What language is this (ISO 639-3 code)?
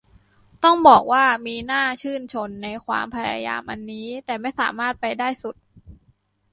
tha